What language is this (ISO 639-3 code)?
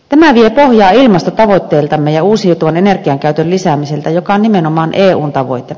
fin